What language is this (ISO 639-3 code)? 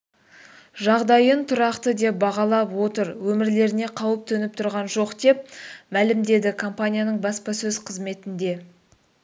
kaz